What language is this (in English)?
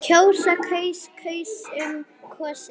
Icelandic